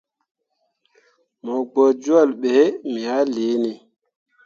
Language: Mundang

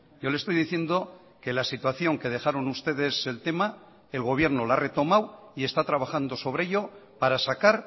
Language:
Spanish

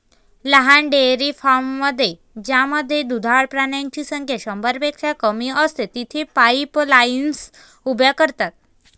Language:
Marathi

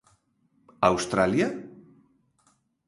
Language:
Galician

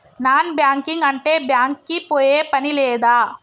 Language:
Telugu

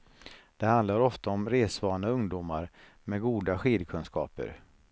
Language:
Swedish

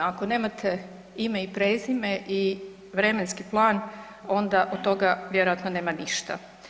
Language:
Croatian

